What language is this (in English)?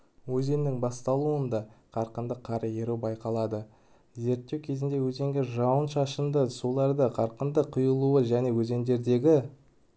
Kazakh